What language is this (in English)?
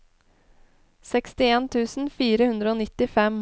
Norwegian